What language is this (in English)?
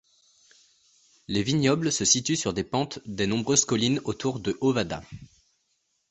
French